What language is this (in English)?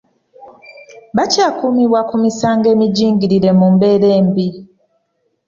Ganda